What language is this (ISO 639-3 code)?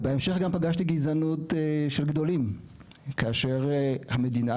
heb